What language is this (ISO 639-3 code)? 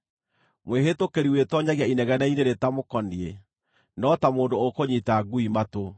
kik